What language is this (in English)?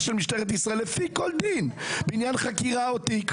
Hebrew